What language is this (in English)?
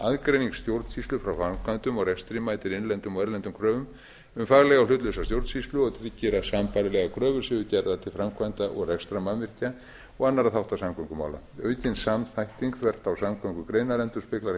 Icelandic